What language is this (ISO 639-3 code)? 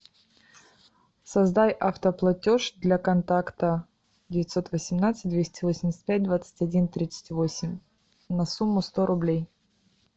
rus